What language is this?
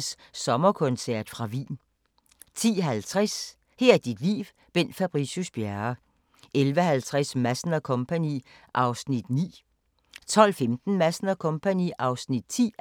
Danish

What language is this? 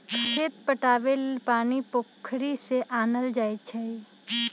Magahi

